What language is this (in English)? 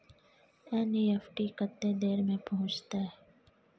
Maithili